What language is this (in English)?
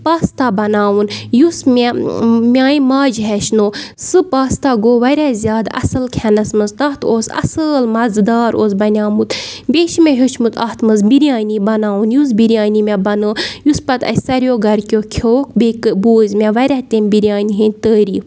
Kashmiri